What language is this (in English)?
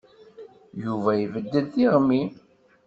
Kabyle